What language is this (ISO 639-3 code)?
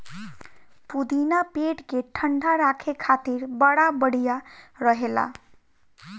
bho